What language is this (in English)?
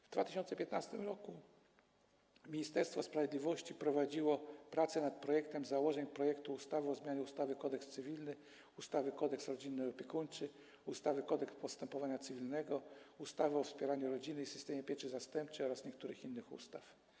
Polish